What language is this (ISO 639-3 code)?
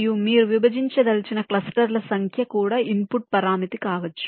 tel